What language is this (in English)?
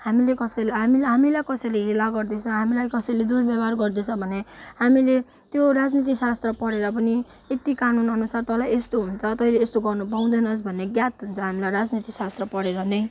Nepali